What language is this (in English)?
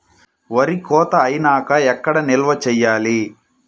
Telugu